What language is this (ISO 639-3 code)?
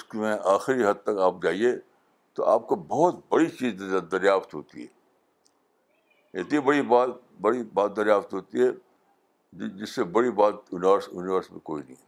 urd